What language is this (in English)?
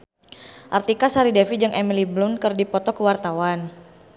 Sundanese